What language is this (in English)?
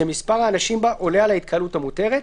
Hebrew